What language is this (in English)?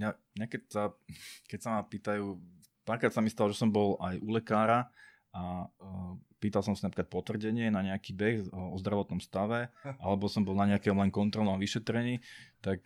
Slovak